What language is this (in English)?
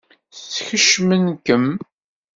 Kabyle